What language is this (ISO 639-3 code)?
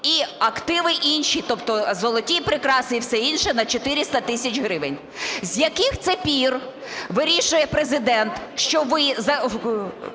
ukr